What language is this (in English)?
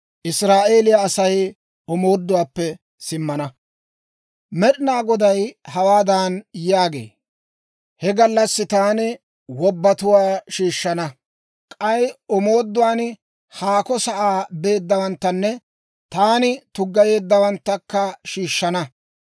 Dawro